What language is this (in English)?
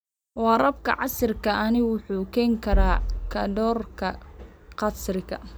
Somali